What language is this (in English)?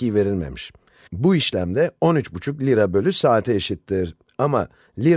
Turkish